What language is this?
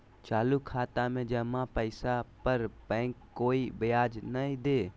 Magahi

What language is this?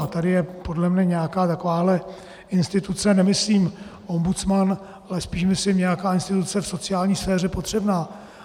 Czech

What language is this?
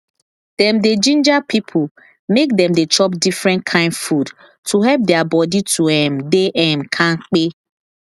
Nigerian Pidgin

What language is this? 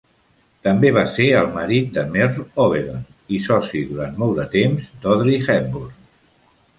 Catalan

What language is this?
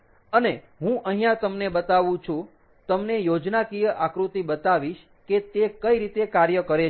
Gujarati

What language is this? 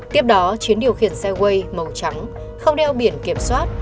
Vietnamese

